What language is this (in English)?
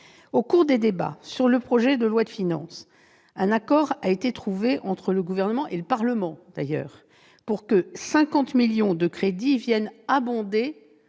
French